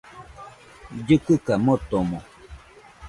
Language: Nüpode Huitoto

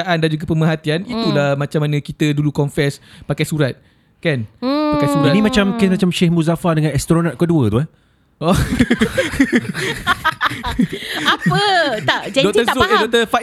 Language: Malay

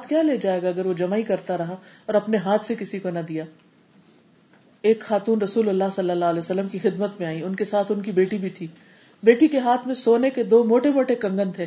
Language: Urdu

